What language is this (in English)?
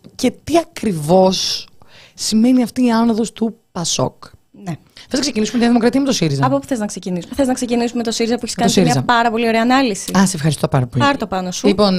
Greek